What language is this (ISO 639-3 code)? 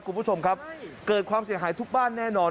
tha